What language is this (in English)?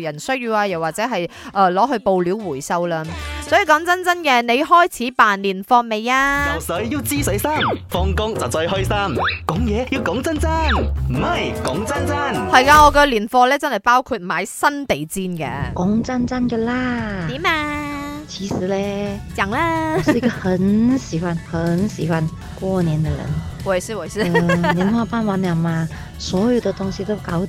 Chinese